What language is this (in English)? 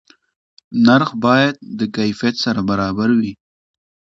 Pashto